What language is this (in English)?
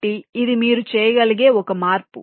Telugu